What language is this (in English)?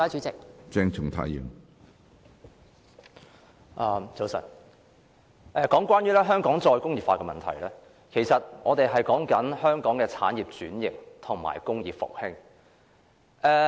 Cantonese